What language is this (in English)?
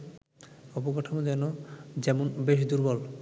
Bangla